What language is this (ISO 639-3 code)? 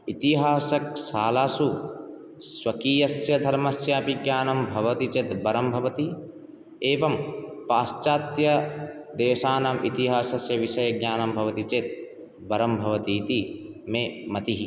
san